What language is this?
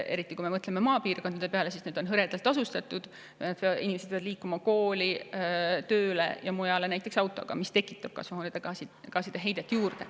Estonian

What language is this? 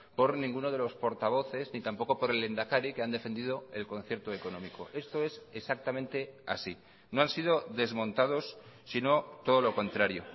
Spanish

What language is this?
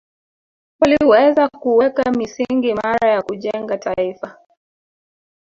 Swahili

